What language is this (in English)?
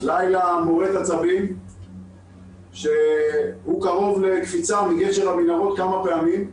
Hebrew